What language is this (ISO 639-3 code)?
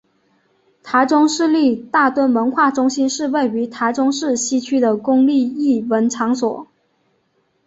zho